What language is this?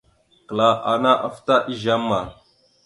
Mada (Cameroon)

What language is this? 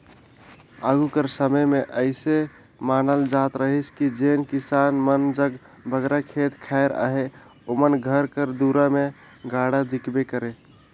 Chhattisgarhi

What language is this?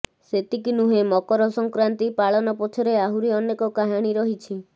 Odia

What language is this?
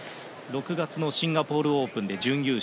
Japanese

